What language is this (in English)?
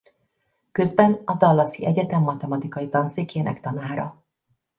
Hungarian